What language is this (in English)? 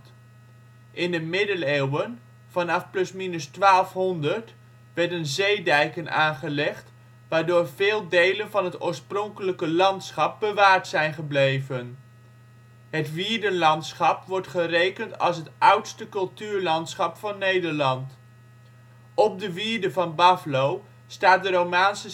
Dutch